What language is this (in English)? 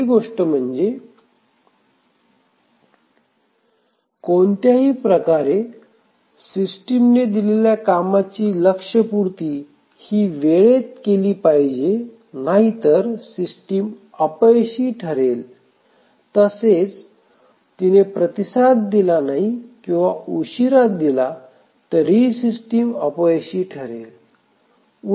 Marathi